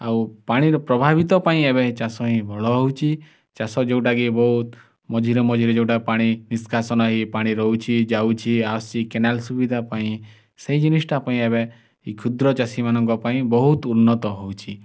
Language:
Odia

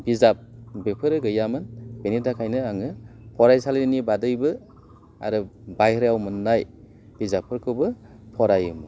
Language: Bodo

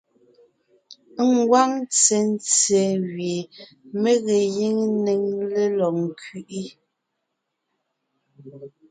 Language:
Ngiemboon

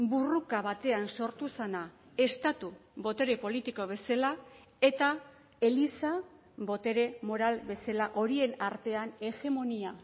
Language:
Basque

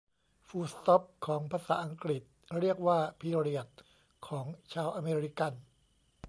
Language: Thai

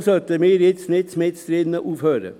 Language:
Swiss German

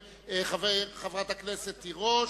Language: Hebrew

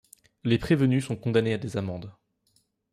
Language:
French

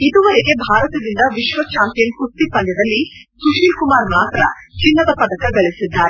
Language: Kannada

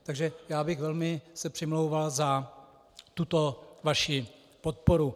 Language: Czech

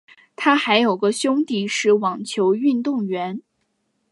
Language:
Chinese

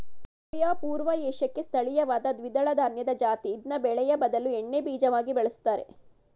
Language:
Kannada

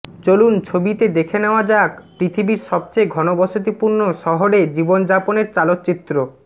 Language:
Bangla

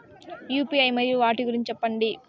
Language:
Telugu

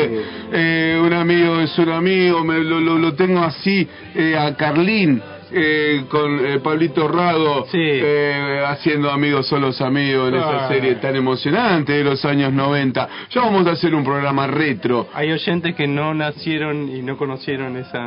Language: Spanish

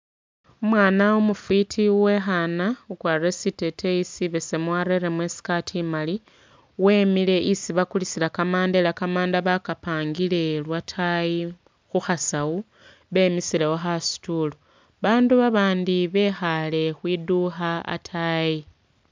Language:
Masaaba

